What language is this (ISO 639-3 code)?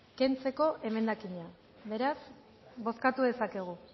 eus